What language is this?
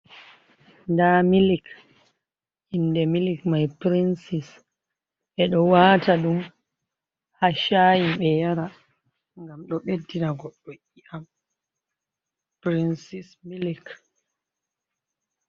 Fula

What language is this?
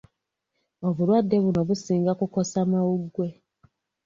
Ganda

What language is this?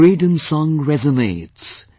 English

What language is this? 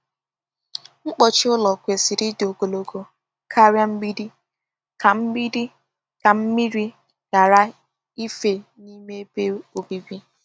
Igbo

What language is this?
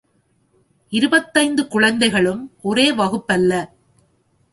Tamil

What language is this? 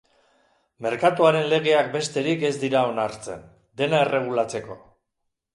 Basque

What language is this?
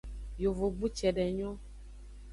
Aja (Benin)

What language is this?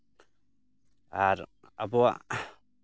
Santali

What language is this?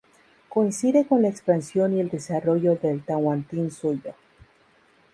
Spanish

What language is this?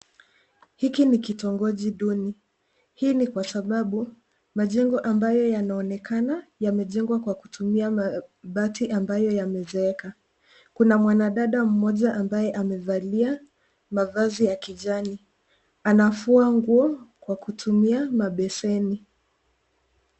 Swahili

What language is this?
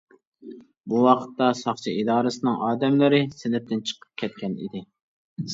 Uyghur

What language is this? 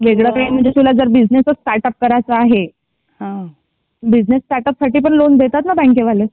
Marathi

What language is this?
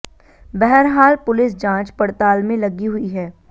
Hindi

